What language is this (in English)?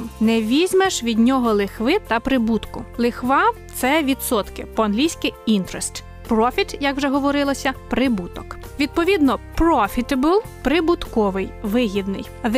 Ukrainian